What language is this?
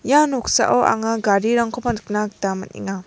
Garo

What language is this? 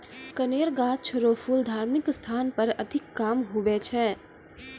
Maithili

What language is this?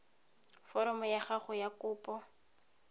Tswana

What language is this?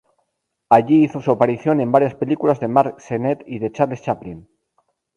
Spanish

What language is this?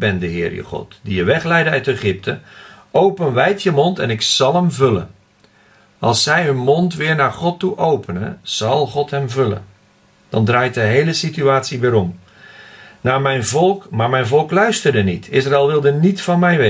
Dutch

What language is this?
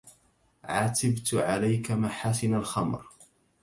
Arabic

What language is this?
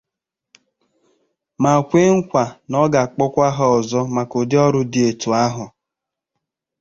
Igbo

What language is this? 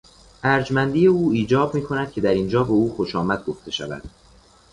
Persian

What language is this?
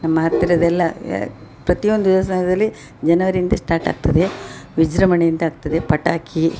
Kannada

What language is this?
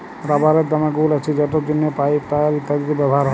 Bangla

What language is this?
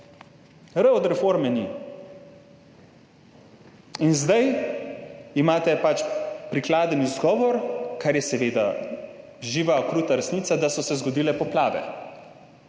Slovenian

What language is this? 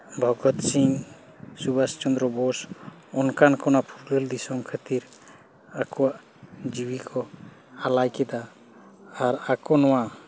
Santali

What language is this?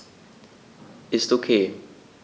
German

